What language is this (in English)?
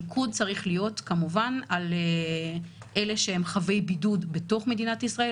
Hebrew